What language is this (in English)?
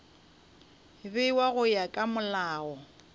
Northern Sotho